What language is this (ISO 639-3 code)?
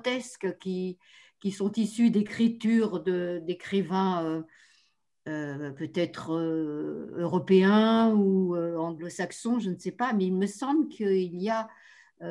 fra